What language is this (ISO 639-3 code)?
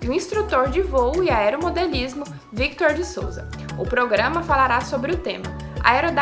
por